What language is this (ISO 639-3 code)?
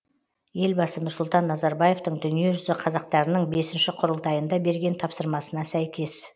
kaz